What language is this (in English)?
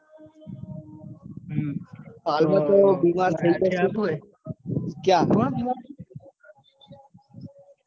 Gujarati